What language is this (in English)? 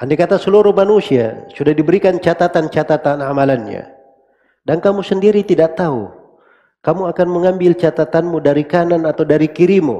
Indonesian